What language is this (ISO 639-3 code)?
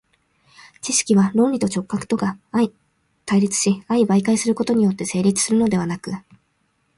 jpn